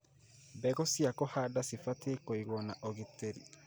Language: Kikuyu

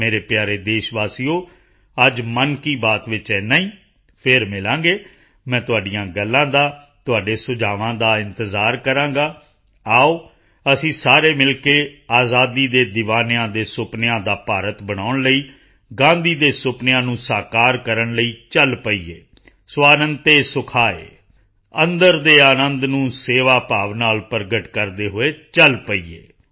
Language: Punjabi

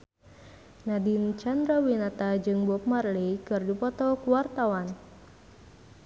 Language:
Sundanese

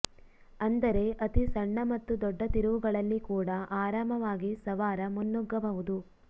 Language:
Kannada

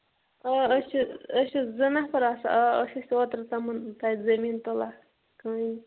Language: Kashmiri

